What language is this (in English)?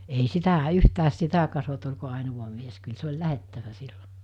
Finnish